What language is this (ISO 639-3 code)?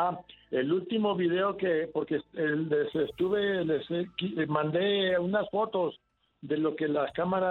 spa